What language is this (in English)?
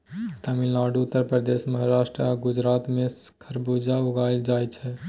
Maithili